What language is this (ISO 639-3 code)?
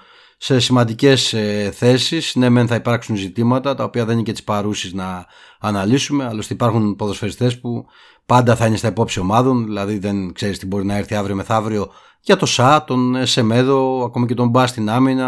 ell